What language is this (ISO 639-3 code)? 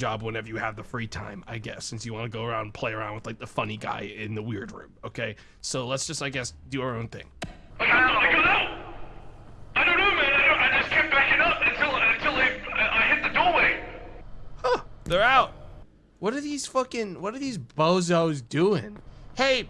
eng